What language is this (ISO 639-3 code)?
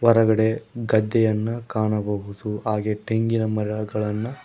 kan